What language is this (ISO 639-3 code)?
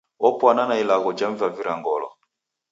dav